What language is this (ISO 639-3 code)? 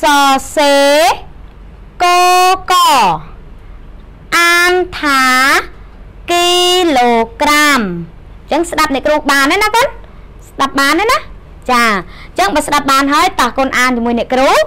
tha